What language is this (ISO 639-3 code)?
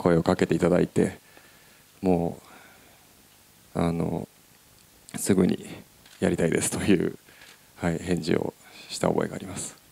jpn